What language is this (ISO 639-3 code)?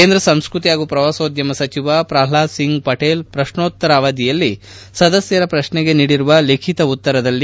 kan